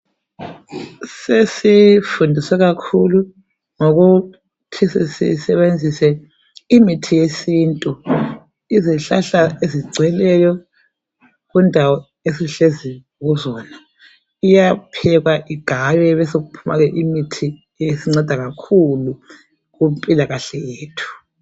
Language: North Ndebele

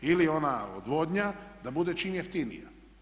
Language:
Croatian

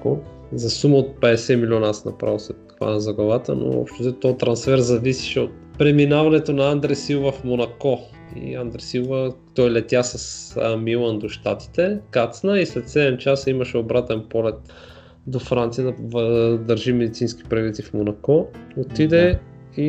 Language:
Bulgarian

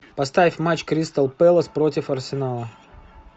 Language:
Russian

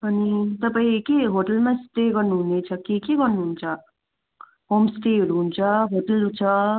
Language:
Nepali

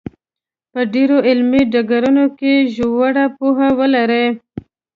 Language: Pashto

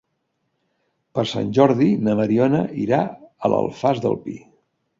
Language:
Catalan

